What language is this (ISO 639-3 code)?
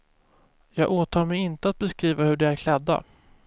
swe